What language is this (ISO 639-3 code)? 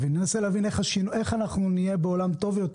heb